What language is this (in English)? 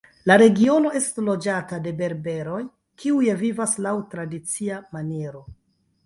Esperanto